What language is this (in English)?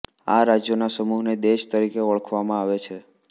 Gujarati